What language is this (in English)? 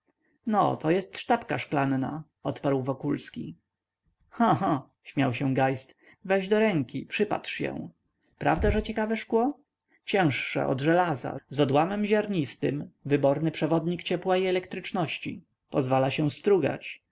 Polish